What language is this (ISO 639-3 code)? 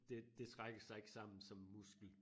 dan